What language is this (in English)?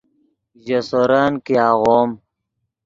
Yidgha